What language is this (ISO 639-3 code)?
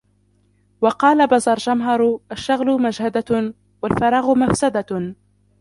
ara